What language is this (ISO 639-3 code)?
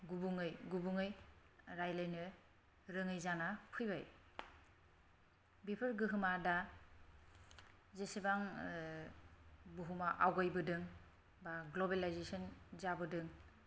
brx